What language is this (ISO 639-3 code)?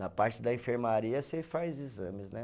por